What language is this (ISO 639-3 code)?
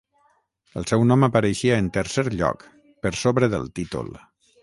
cat